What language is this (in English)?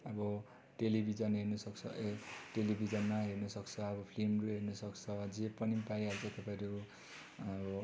Nepali